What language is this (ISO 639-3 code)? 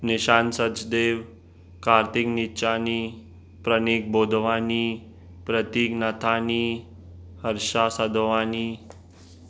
snd